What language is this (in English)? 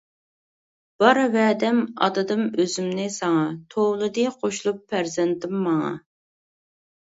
Uyghur